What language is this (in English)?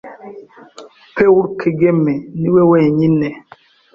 Kinyarwanda